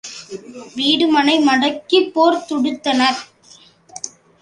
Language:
Tamil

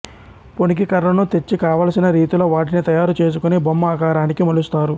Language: Telugu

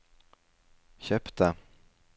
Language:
Norwegian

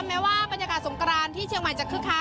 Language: Thai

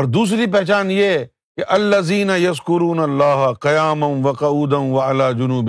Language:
Urdu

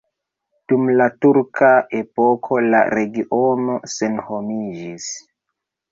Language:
Esperanto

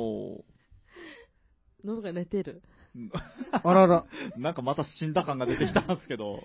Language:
Japanese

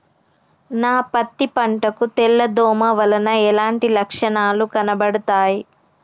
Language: Telugu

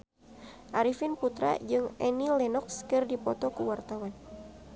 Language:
Sundanese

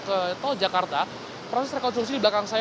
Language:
Indonesian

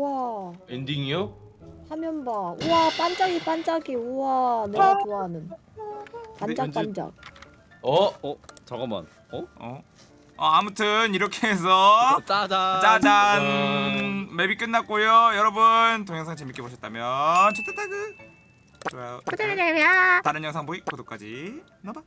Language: Korean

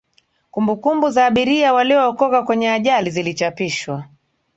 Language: Swahili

